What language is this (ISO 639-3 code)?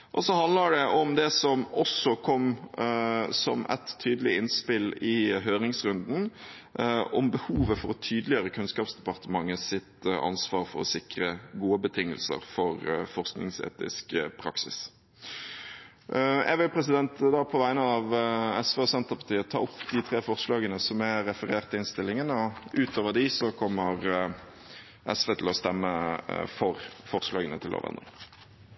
nob